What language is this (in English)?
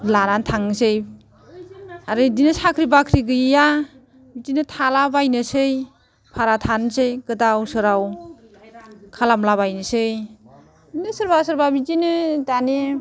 Bodo